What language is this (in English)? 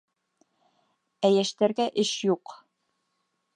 Bashkir